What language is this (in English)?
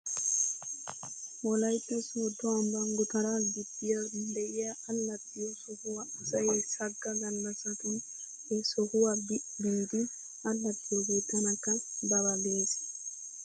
Wolaytta